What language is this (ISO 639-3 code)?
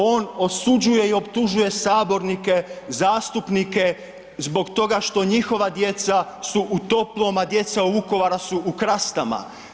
hrv